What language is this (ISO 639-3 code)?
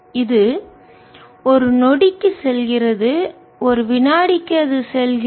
tam